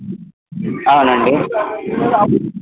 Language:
Telugu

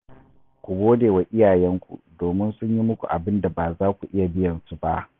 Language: Hausa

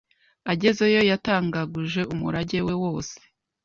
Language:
Kinyarwanda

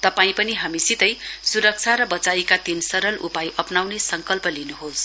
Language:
Nepali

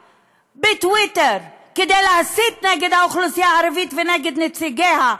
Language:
Hebrew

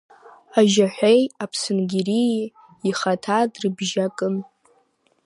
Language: Abkhazian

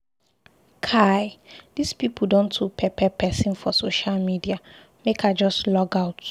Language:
Nigerian Pidgin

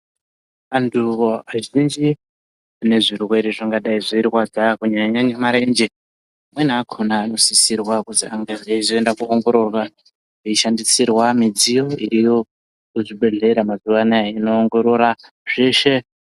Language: Ndau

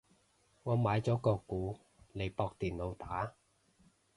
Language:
Cantonese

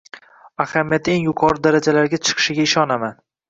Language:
Uzbek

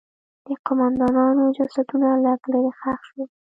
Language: Pashto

